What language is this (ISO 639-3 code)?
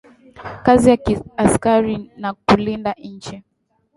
swa